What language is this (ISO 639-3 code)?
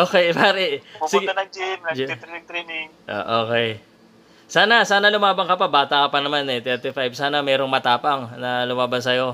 fil